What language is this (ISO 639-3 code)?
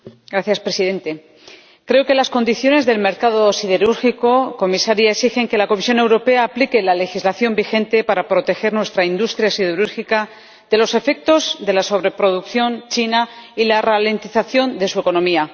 spa